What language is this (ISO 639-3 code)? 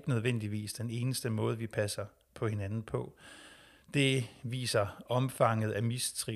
dan